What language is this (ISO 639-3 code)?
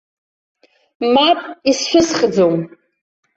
abk